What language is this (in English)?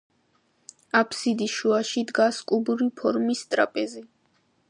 Georgian